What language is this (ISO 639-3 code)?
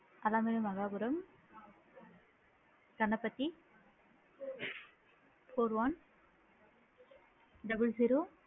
tam